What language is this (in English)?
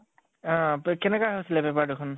Assamese